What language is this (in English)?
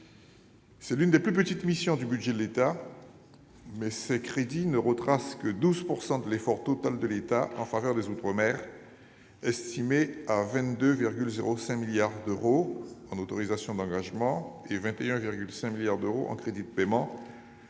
French